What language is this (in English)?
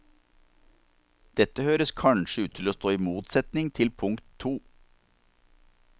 Norwegian